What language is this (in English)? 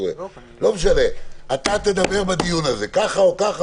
Hebrew